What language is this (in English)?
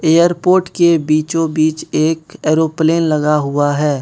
Hindi